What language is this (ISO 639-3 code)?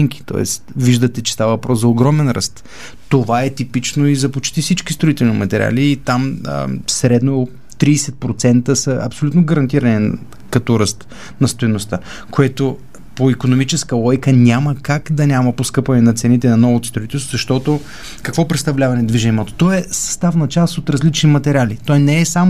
bul